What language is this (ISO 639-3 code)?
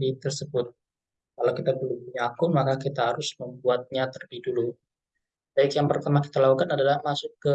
ind